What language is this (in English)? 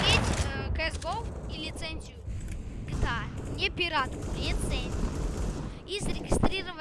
Russian